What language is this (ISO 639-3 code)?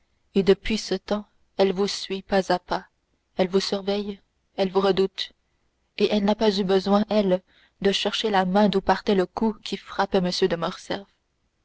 fra